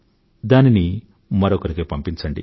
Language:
Telugu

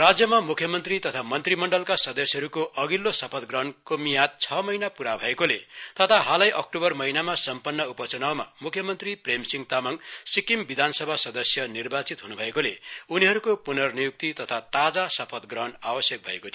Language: Nepali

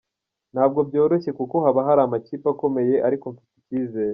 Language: Kinyarwanda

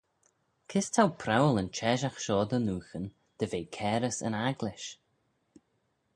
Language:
Manx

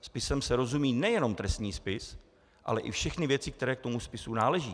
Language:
Czech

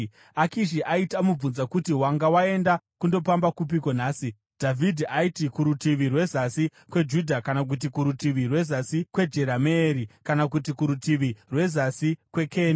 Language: Shona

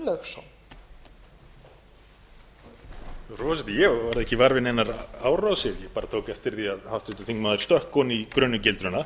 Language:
Icelandic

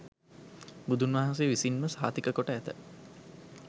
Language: Sinhala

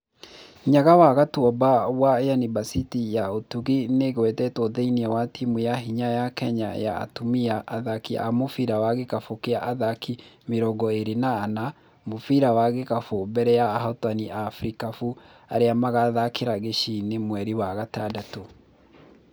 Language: Kikuyu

